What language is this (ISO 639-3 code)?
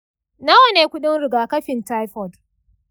hau